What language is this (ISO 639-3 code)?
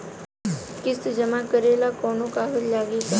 bho